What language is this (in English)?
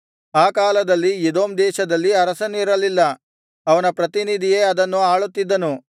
Kannada